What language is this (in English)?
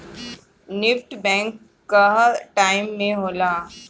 Bhojpuri